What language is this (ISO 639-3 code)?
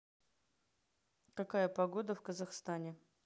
rus